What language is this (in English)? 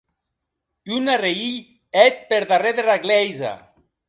Occitan